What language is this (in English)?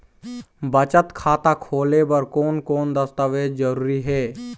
Chhattisgarhi